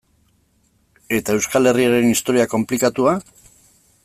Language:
Basque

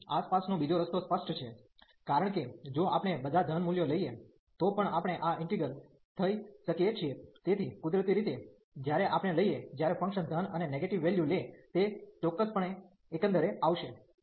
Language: Gujarati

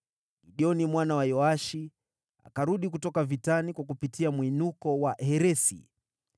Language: Swahili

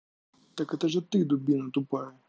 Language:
Russian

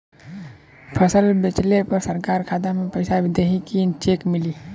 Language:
Bhojpuri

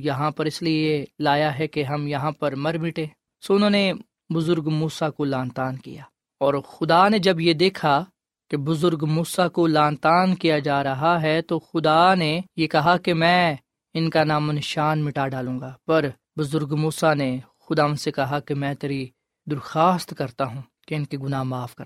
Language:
Urdu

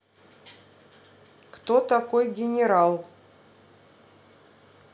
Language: Russian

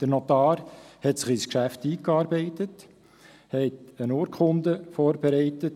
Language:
Swiss German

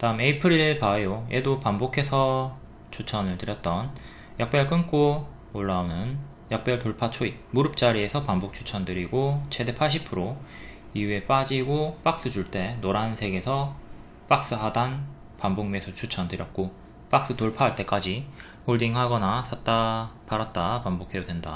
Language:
Korean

